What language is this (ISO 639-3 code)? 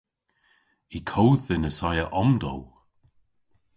cor